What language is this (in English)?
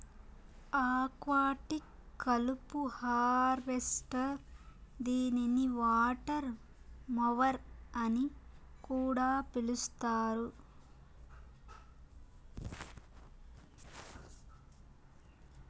Telugu